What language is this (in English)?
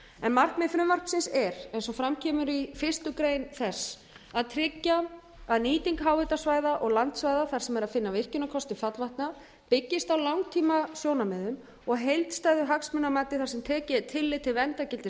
Icelandic